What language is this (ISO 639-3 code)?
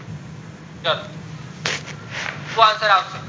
guj